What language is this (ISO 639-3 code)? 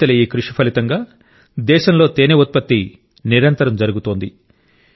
tel